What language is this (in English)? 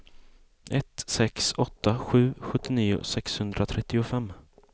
Swedish